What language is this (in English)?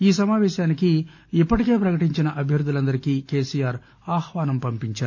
Telugu